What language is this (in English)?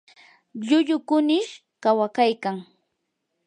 Yanahuanca Pasco Quechua